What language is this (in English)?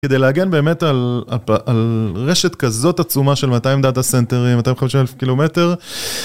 Hebrew